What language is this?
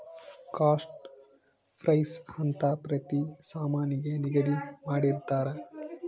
Kannada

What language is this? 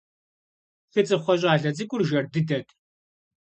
Kabardian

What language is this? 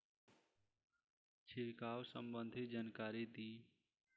Bhojpuri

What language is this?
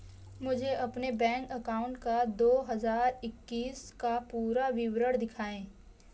Hindi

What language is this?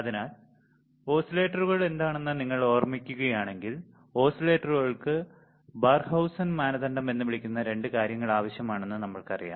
Malayalam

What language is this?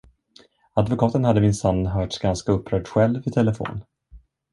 Swedish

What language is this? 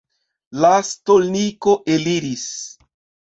Esperanto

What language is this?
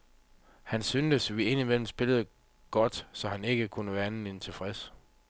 Danish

